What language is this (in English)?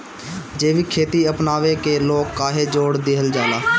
Bhojpuri